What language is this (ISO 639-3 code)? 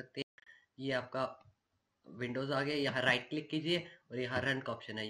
hin